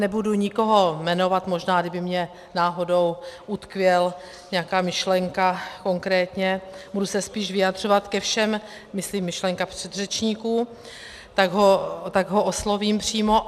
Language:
Czech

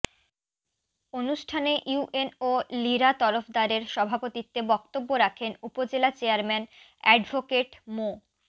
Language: Bangla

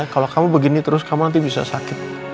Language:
Indonesian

